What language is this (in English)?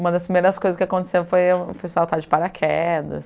Portuguese